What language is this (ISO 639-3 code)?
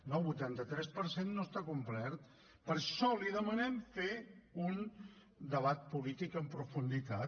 cat